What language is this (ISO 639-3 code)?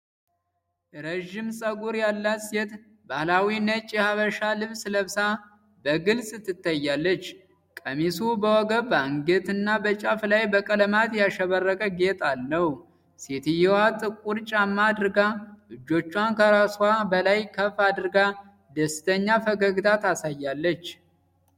amh